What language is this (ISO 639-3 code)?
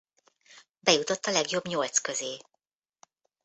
hun